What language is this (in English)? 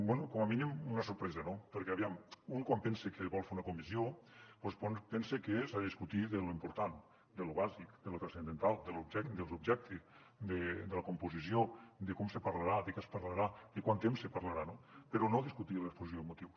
Catalan